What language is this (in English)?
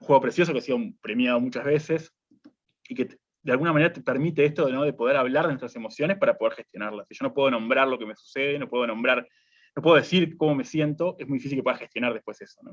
Spanish